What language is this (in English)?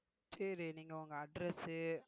Tamil